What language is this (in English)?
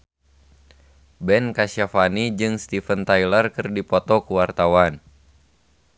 Sundanese